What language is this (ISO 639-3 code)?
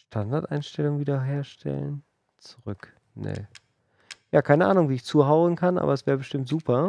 deu